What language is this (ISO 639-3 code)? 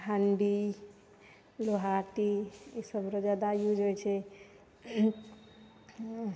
mai